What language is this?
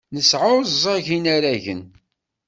Kabyle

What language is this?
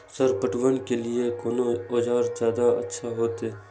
Maithili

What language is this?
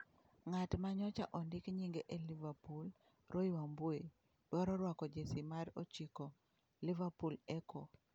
Luo (Kenya and Tanzania)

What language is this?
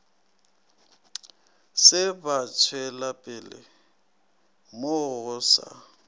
Northern Sotho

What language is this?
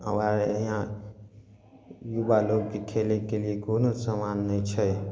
Maithili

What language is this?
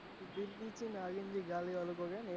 Gujarati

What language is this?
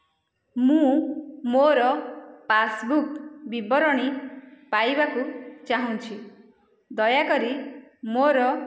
Odia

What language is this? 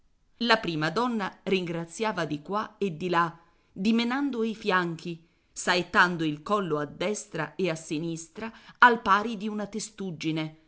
Italian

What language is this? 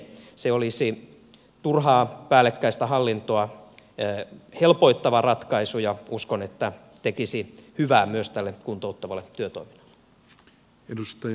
Finnish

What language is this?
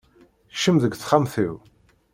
Kabyle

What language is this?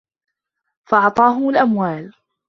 Arabic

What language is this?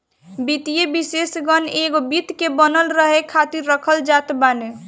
Bhojpuri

